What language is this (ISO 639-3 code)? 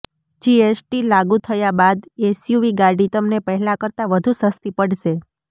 guj